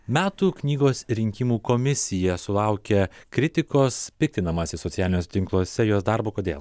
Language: Lithuanian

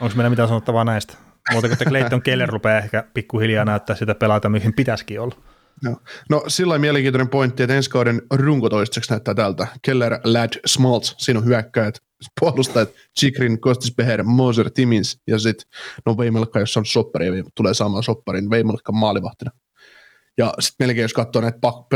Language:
Finnish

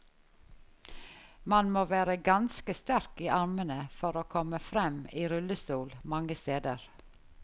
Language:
Norwegian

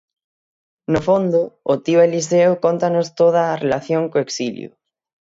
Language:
Galician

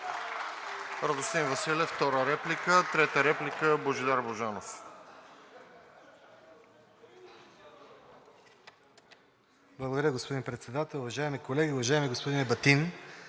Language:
Bulgarian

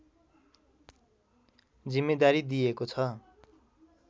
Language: Nepali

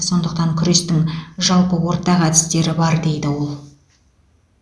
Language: Kazakh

